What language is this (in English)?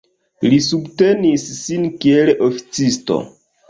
Esperanto